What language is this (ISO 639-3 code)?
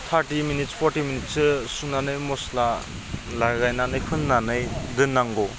brx